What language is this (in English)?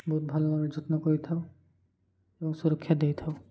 Odia